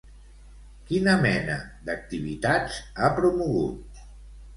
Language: Catalan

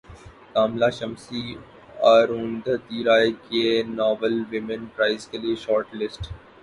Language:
Urdu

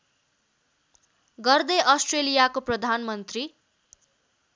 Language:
Nepali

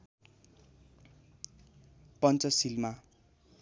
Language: Nepali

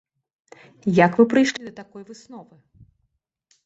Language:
Belarusian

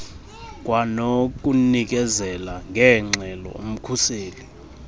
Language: Xhosa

